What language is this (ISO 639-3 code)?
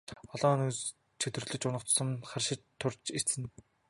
mon